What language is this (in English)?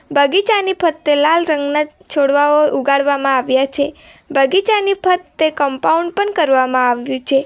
Gujarati